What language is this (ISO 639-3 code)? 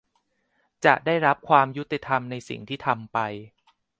tha